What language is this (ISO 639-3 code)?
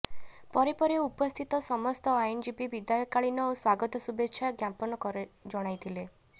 ori